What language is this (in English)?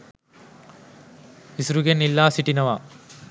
Sinhala